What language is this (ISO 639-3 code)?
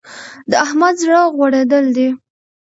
pus